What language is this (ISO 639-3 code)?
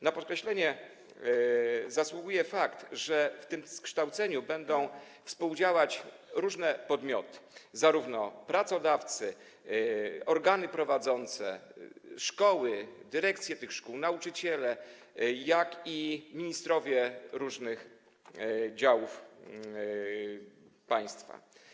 pol